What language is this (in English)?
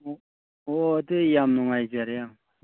Manipuri